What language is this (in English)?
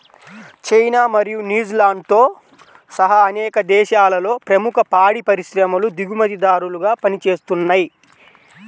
Telugu